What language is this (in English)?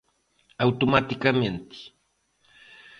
Galician